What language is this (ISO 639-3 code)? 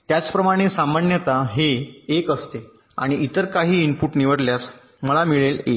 mar